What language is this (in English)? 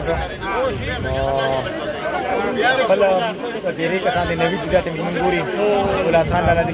Arabic